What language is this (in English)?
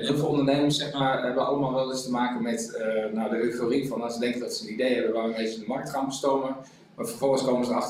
Dutch